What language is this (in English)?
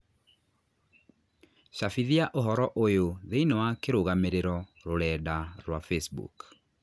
Kikuyu